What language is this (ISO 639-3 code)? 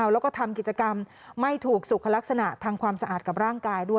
tha